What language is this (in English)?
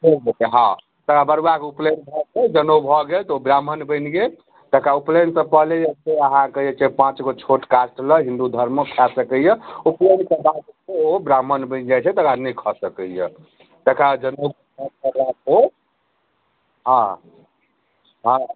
Maithili